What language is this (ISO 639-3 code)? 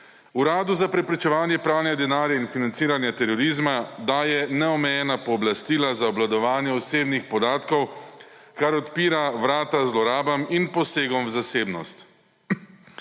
slv